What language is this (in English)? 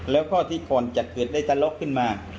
Thai